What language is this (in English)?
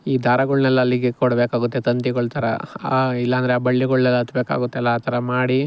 Kannada